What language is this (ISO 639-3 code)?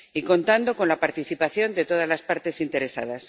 spa